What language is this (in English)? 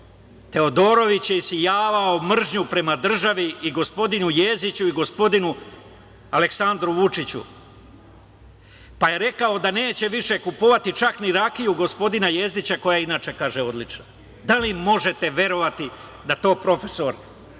Serbian